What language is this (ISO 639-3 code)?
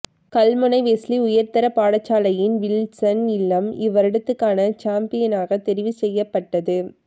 tam